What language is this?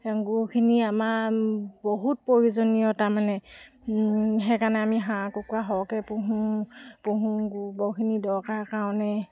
Assamese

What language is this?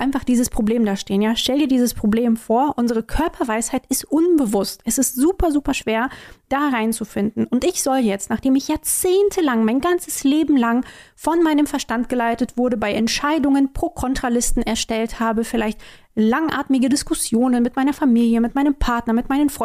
German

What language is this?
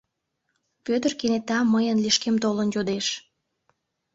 Mari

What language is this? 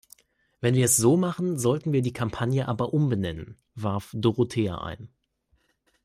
German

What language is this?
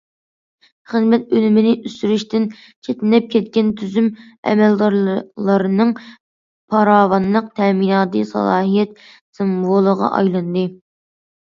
Uyghur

